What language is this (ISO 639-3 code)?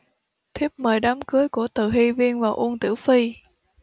vie